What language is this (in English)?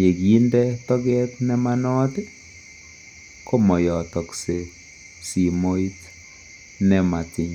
Kalenjin